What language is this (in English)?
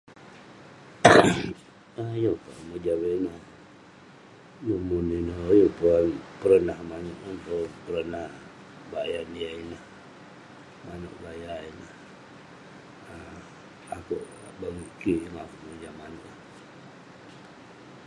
Western Penan